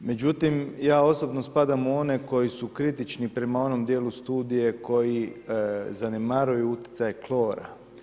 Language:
Croatian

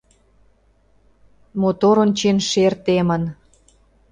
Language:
Mari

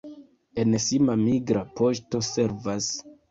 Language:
Esperanto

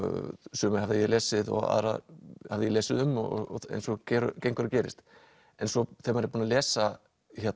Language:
Icelandic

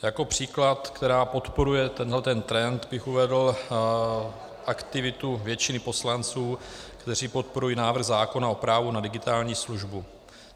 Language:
Czech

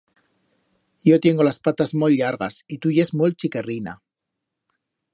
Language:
Aragonese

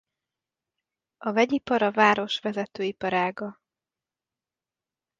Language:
Hungarian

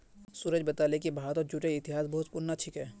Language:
Magahi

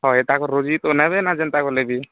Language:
Odia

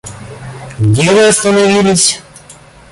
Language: Russian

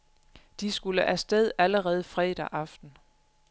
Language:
Danish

